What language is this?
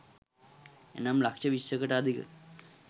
Sinhala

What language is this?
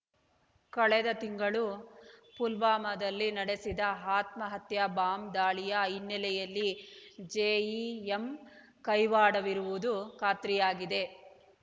Kannada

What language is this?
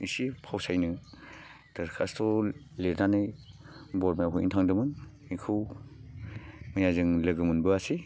Bodo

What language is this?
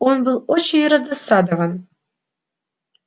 Russian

